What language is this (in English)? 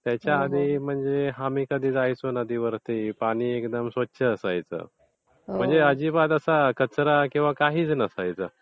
Marathi